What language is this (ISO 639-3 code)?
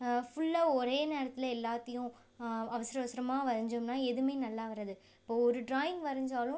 tam